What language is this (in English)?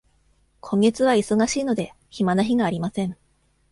Japanese